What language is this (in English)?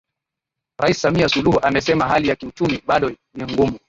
Swahili